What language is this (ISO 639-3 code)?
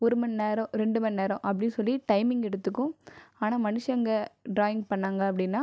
tam